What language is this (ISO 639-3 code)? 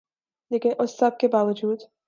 urd